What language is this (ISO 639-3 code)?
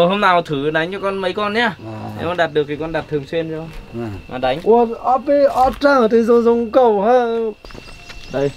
vie